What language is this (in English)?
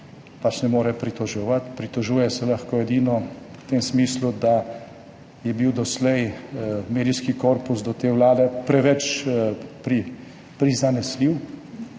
Slovenian